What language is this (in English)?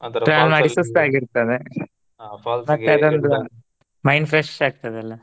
Kannada